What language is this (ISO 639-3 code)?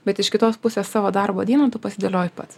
lit